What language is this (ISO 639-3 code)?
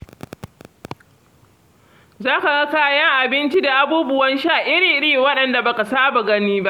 hau